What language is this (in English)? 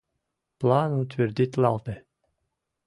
Mari